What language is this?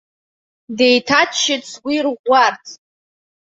Abkhazian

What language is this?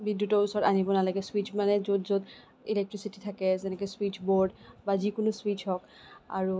Assamese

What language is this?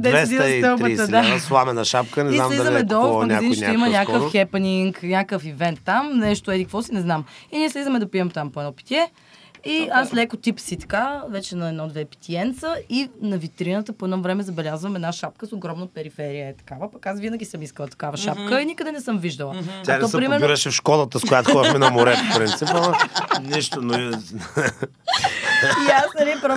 Bulgarian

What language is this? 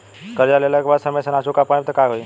Bhojpuri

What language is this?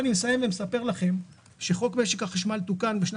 Hebrew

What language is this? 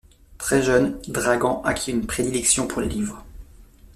French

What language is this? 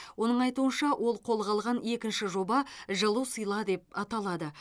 Kazakh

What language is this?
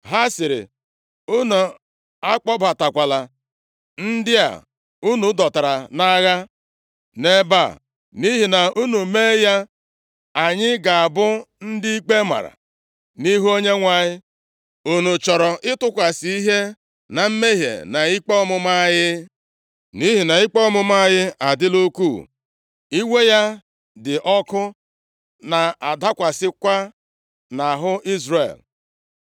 Igbo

